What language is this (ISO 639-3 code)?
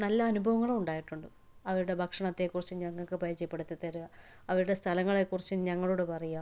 mal